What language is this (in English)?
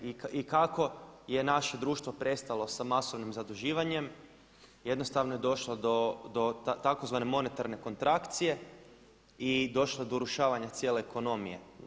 Croatian